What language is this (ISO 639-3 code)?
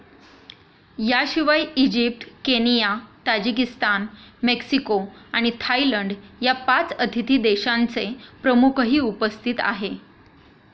mar